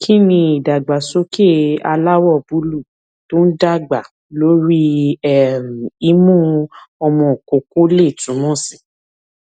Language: Yoruba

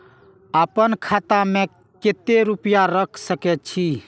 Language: Maithili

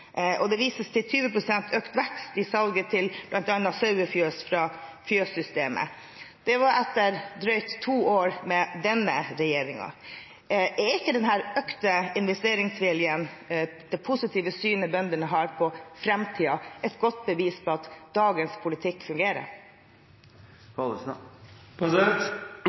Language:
Norwegian Bokmål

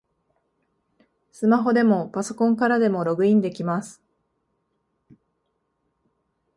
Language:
Japanese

